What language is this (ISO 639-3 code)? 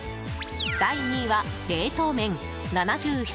jpn